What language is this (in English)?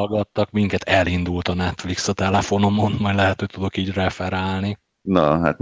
Hungarian